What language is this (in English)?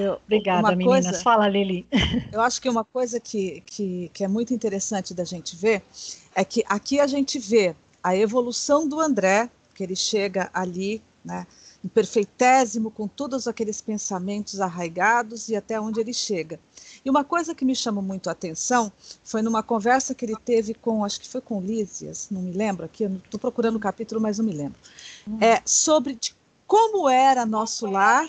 Portuguese